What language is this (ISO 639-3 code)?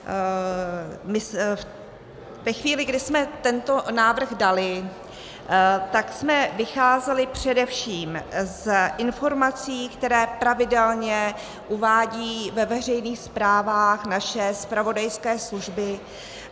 ces